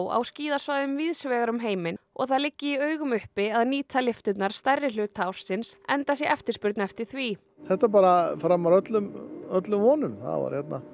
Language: Icelandic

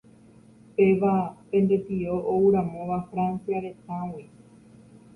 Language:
Guarani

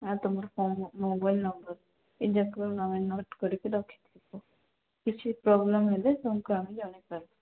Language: Odia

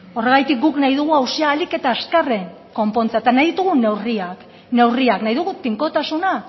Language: Basque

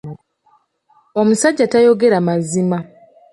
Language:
Ganda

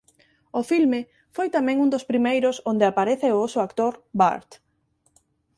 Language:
Galician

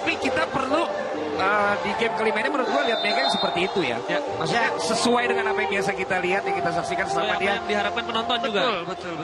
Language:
Indonesian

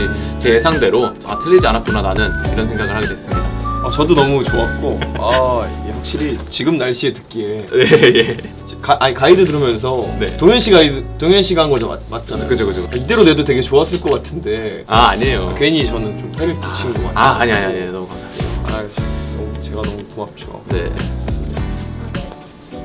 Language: Korean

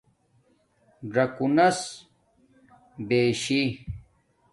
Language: Domaaki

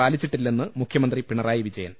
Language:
Malayalam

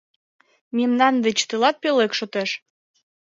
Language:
Mari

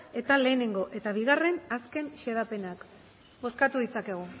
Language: Basque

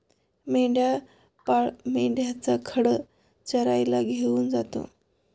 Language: Marathi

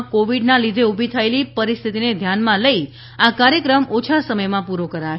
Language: Gujarati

